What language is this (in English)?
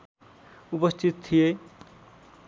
Nepali